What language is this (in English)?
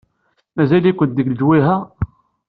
Kabyle